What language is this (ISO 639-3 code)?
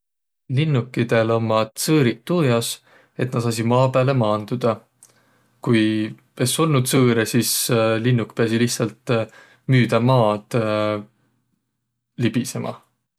vro